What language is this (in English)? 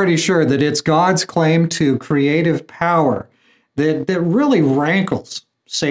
English